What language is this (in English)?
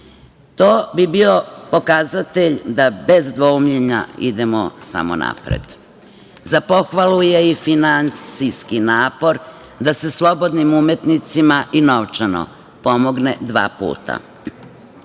Serbian